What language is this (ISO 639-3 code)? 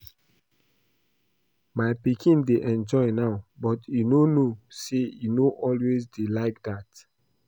pcm